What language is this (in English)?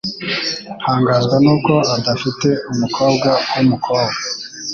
Kinyarwanda